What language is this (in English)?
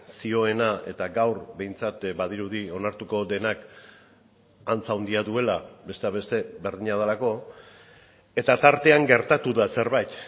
Basque